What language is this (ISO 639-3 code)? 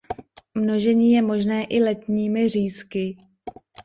ces